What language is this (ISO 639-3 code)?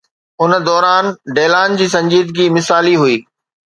snd